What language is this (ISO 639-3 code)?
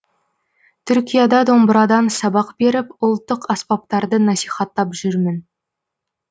kaz